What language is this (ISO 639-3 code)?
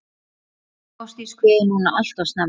isl